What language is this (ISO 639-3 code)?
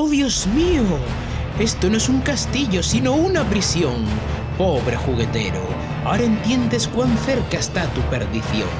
spa